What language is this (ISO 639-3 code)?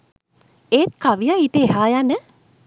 sin